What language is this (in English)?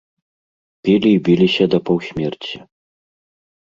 Belarusian